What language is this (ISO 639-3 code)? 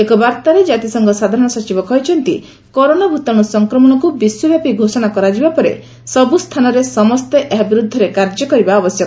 ori